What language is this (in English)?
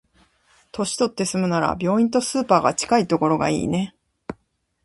Japanese